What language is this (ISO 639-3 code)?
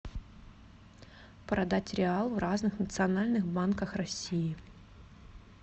rus